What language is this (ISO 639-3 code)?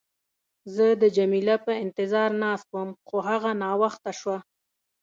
pus